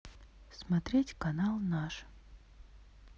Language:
Russian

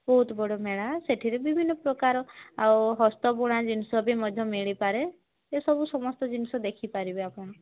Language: Odia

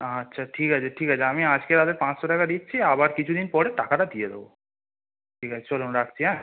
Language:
Bangla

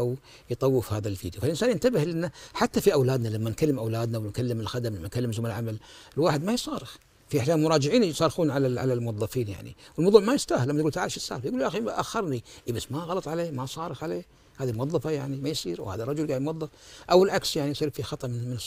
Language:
Arabic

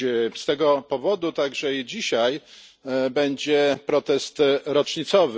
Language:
Polish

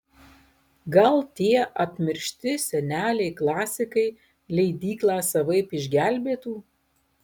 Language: Lithuanian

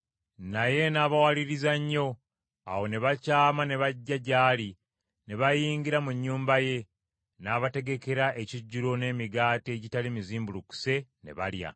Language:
Ganda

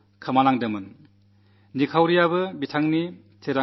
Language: Malayalam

